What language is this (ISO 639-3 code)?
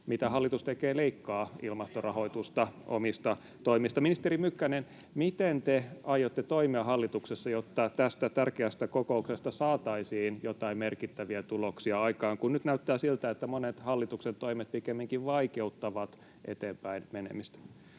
fin